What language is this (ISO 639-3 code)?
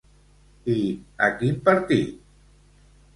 cat